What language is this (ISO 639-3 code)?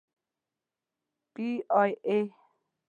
pus